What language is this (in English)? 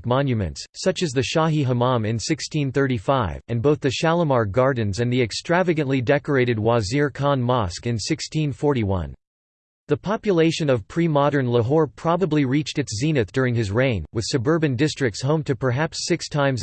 English